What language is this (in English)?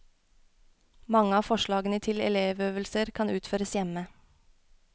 Norwegian